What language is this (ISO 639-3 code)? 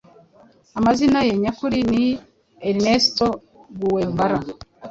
kin